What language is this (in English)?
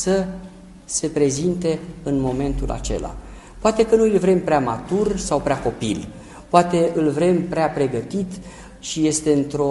Romanian